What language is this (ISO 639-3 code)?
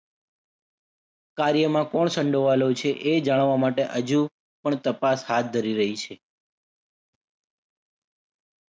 guj